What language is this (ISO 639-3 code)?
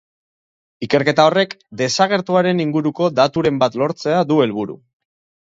eus